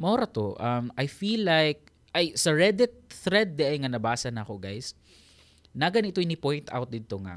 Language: Filipino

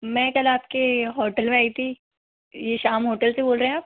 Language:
Hindi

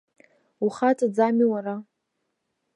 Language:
Abkhazian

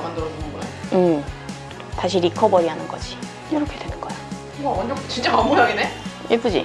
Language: Korean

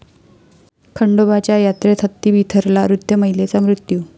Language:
Marathi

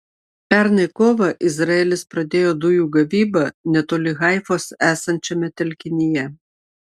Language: Lithuanian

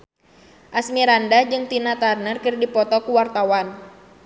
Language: Sundanese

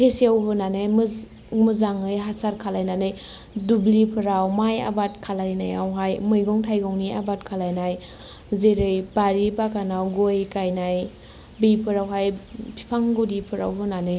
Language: Bodo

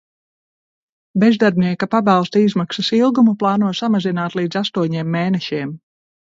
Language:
Latvian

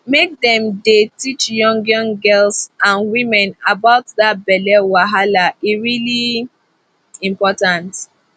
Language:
Nigerian Pidgin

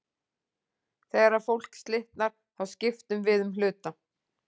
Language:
Icelandic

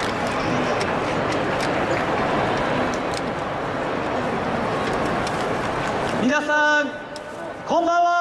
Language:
Japanese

